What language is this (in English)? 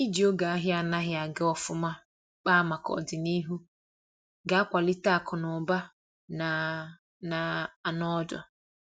Igbo